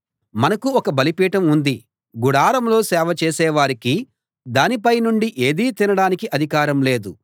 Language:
Telugu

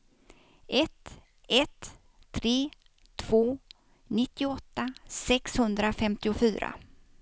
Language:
Swedish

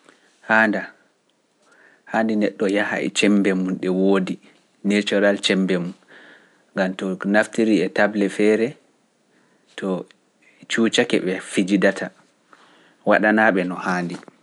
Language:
Pular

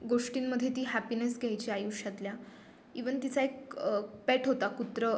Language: Marathi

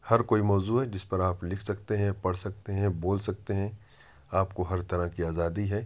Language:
Urdu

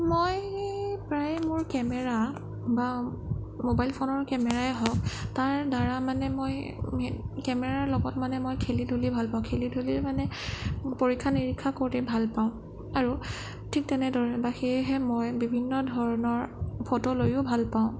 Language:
Assamese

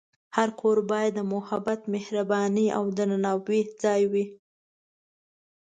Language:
Pashto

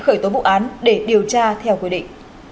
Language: Vietnamese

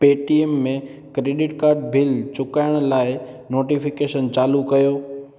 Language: Sindhi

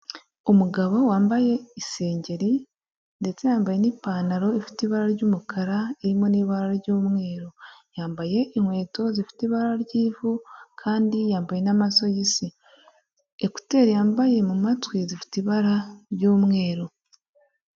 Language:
Kinyarwanda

